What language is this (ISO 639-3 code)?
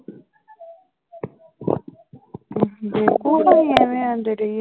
pan